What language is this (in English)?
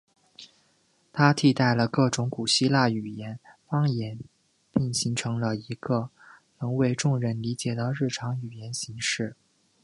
Chinese